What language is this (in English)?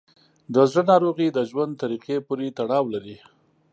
Pashto